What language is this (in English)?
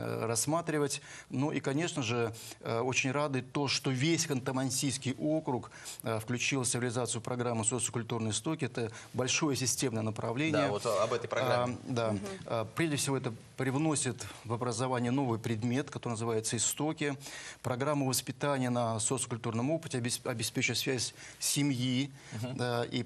Russian